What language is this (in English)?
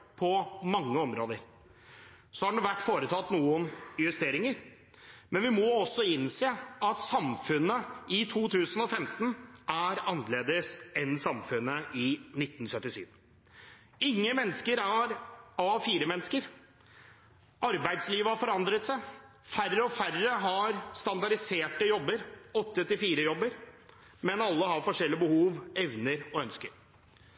Norwegian Bokmål